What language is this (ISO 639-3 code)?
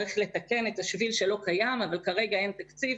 heb